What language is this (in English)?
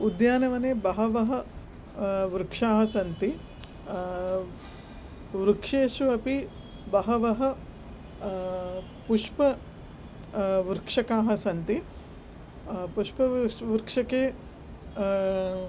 Sanskrit